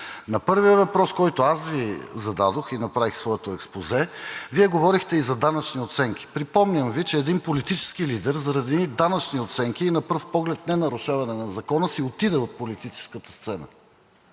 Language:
Bulgarian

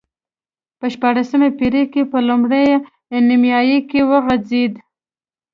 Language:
Pashto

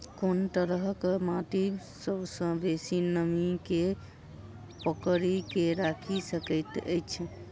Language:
Maithili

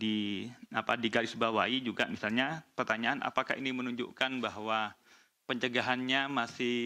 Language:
Indonesian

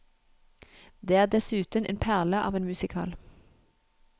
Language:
Norwegian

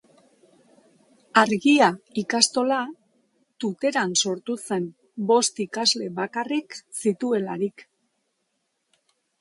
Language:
Basque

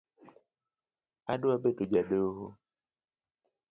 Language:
Luo (Kenya and Tanzania)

